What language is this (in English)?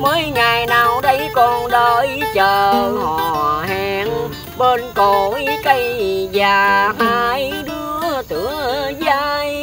Vietnamese